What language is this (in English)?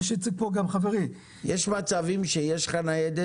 Hebrew